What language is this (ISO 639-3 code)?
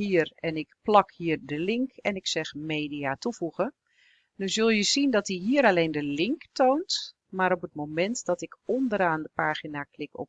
nld